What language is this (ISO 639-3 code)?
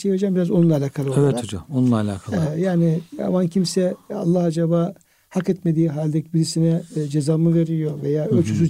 tur